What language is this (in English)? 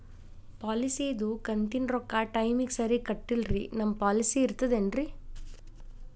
Kannada